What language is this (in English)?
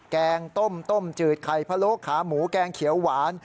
Thai